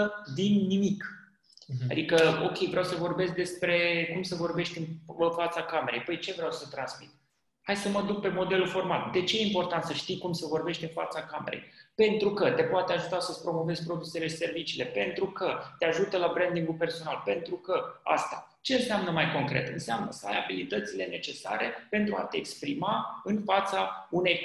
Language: Romanian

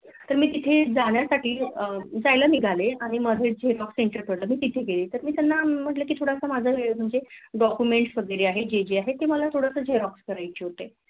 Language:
Marathi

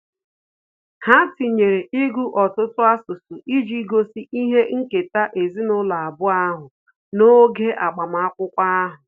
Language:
Igbo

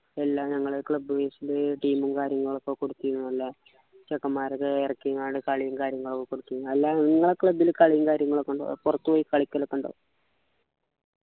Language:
Malayalam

